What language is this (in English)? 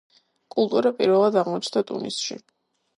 Georgian